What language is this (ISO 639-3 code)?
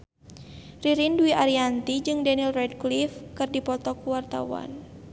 sun